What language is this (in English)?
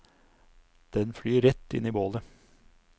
Norwegian